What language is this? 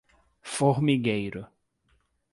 Portuguese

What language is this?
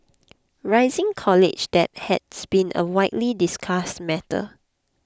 English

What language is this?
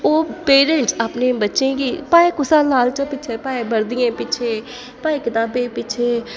Dogri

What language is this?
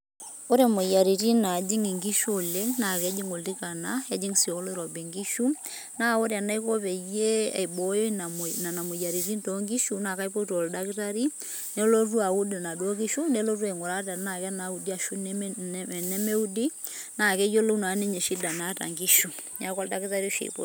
Masai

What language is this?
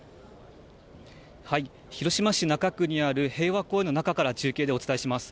Japanese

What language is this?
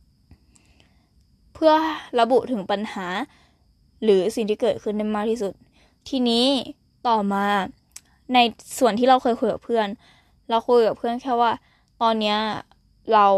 Thai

